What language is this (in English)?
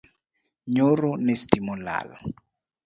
Luo (Kenya and Tanzania)